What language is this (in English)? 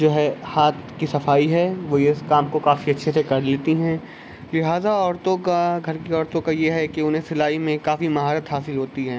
Urdu